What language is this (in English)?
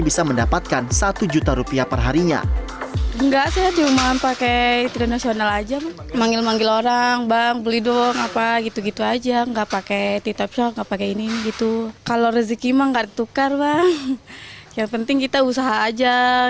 Indonesian